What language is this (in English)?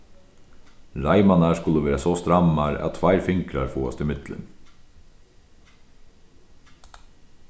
Faroese